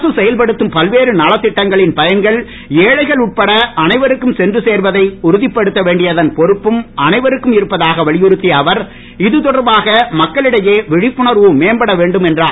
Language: Tamil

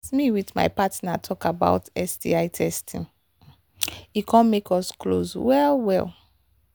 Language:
Nigerian Pidgin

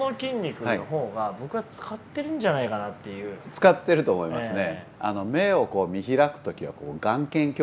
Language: Japanese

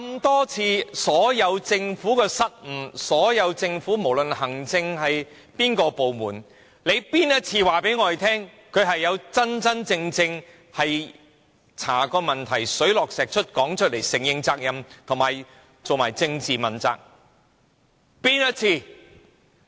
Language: Cantonese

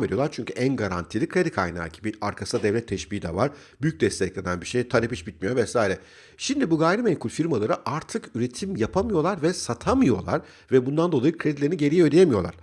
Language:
Turkish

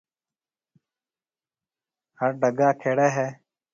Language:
Marwari (Pakistan)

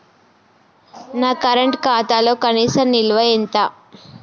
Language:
Telugu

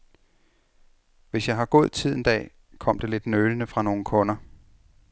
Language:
Danish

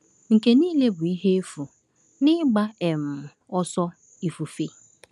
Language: Igbo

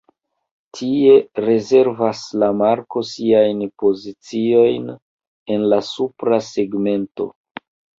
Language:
Esperanto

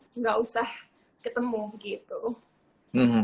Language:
Indonesian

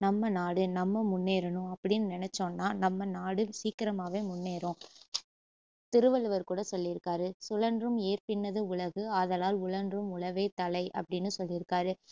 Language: Tamil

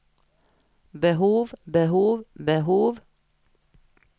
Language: Norwegian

